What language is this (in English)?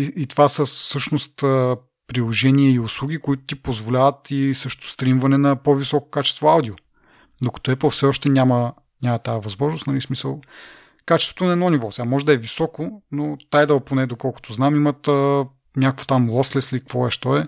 Bulgarian